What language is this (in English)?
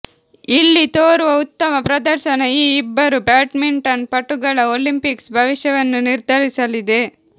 Kannada